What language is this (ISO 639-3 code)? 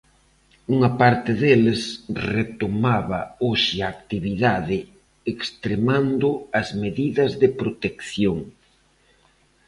glg